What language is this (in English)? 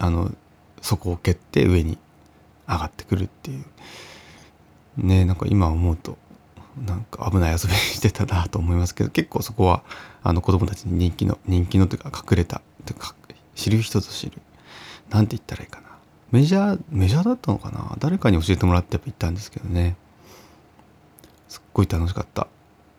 Japanese